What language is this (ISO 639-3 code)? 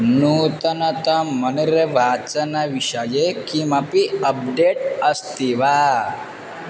san